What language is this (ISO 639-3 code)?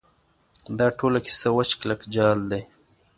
pus